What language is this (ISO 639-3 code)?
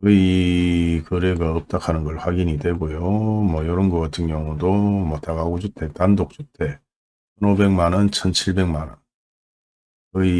kor